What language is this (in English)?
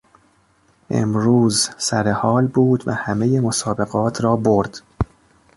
Persian